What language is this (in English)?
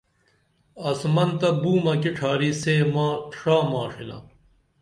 Dameli